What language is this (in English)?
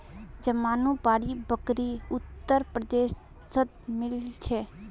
Magahi